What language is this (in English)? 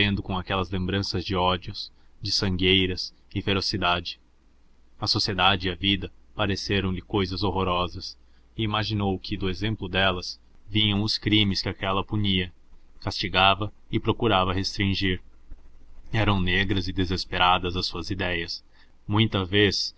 Portuguese